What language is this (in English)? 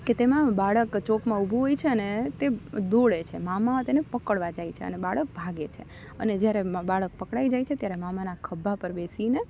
Gujarati